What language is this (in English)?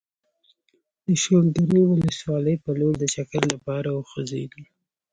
Pashto